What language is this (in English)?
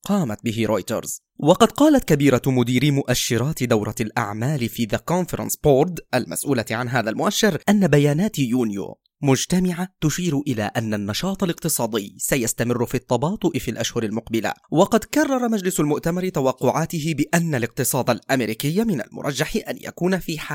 Arabic